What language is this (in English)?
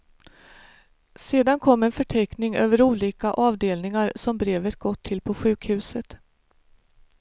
Swedish